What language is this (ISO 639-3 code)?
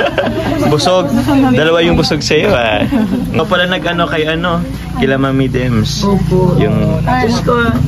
fil